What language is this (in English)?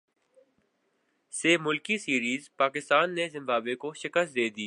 Urdu